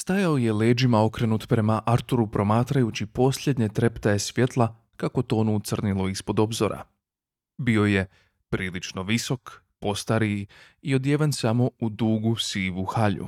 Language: Croatian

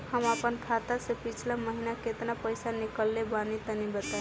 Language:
Bhojpuri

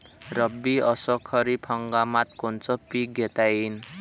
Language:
Marathi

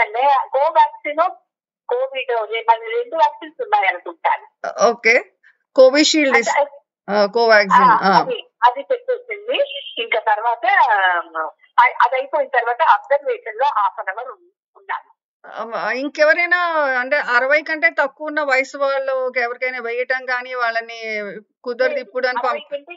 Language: Telugu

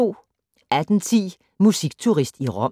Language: Danish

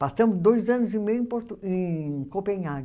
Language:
Portuguese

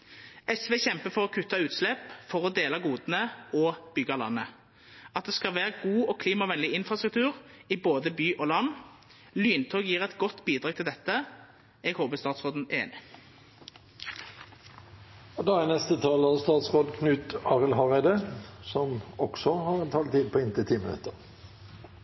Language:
Norwegian Nynorsk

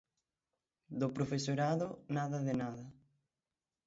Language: Galician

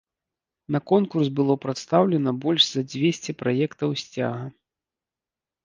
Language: Belarusian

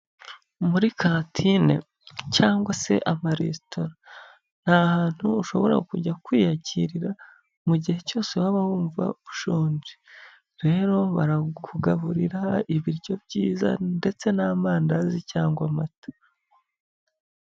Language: Kinyarwanda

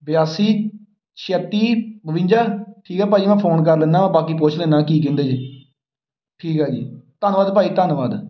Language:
Punjabi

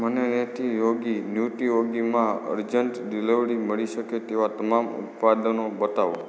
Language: Gujarati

